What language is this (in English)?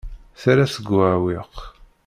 Kabyle